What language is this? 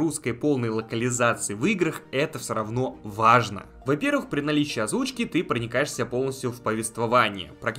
Russian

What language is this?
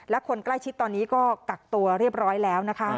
Thai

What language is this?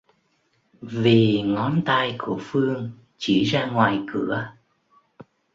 Vietnamese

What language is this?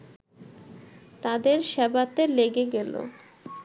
Bangla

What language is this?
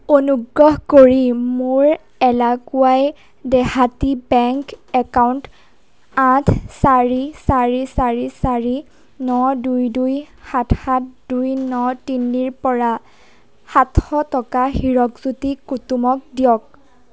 Assamese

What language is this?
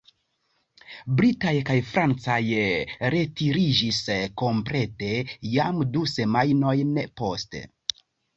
Esperanto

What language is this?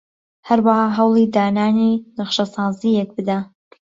Central Kurdish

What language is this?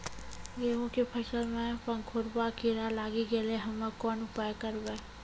Maithili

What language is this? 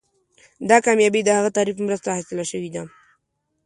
Pashto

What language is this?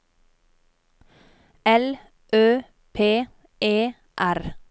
Norwegian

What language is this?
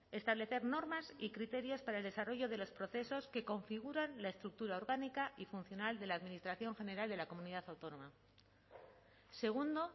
Spanish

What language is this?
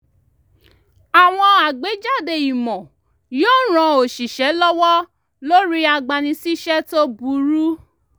Yoruba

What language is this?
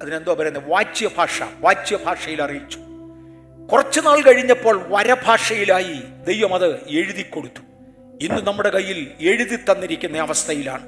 Malayalam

